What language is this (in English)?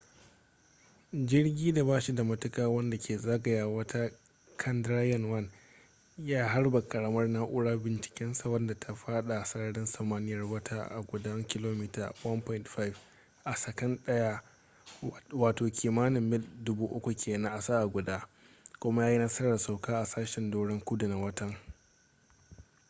Hausa